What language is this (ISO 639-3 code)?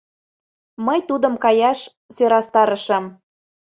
chm